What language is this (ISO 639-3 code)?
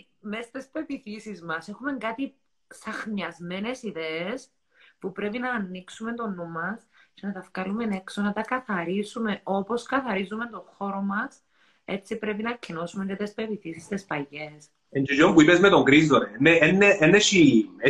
ell